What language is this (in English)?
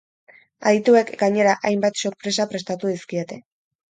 Basque